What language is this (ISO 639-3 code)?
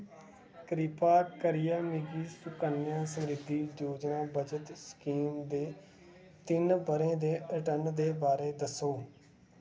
doi